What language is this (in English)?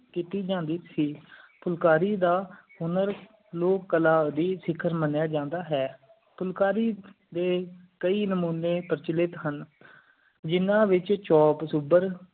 Punjabi